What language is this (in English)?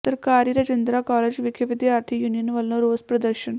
Punjabi